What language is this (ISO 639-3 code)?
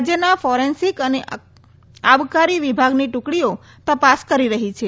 guj